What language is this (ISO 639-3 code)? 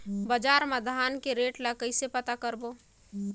hne